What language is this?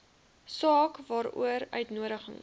Afrikaans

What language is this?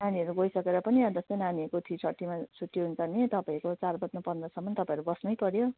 Nepali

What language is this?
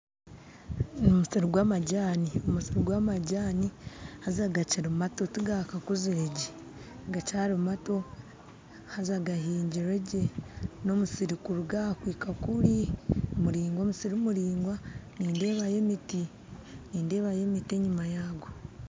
Nyankole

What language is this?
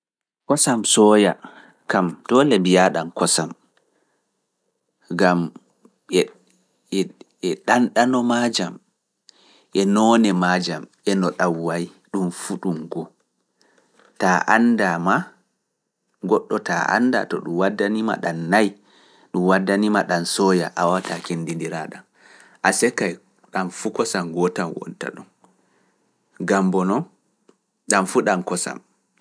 Fula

